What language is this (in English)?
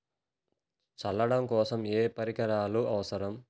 Telugu